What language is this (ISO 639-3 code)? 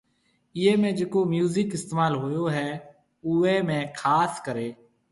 mve